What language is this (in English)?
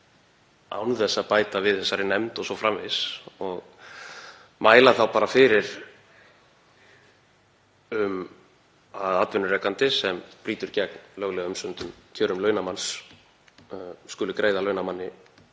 Icelandic